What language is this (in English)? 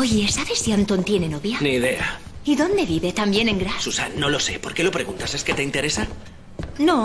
Spanish